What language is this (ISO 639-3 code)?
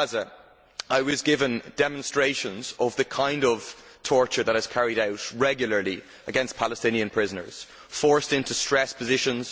eng